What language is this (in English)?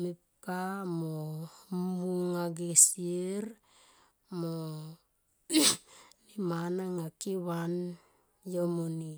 Tomoip